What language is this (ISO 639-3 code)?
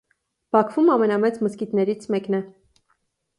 hye